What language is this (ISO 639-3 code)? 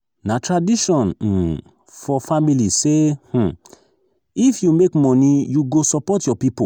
pcm